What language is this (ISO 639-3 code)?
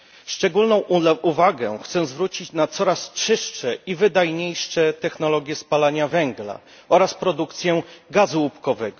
pol